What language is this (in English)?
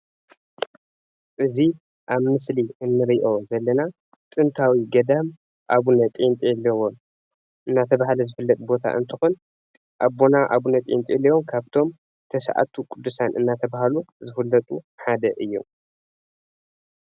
Tigrinya